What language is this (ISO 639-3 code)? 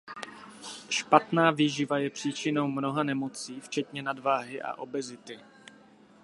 ces